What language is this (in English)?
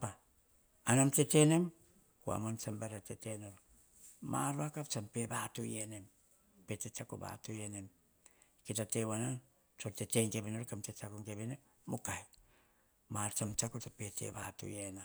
Hahon